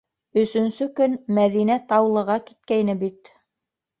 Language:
Bashkir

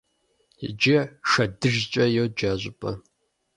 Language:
Kabardian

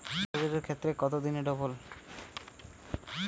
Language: Bangla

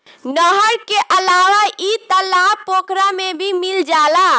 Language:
Bhojpuri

